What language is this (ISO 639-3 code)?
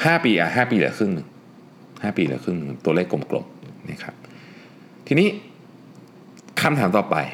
tha